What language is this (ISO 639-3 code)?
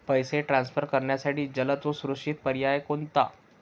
mar